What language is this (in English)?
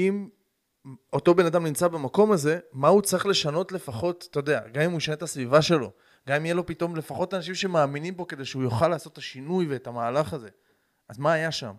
Hebrew